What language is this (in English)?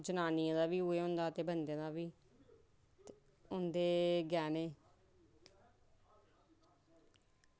Dogri